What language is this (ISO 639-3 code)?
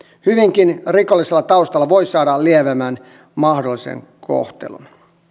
fin